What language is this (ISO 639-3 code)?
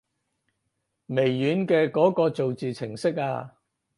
yue